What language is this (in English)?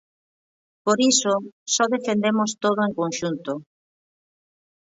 Galician